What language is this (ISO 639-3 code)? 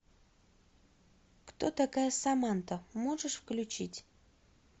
rus